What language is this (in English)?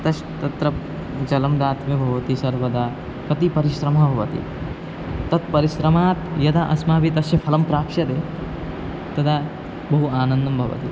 Sanskrit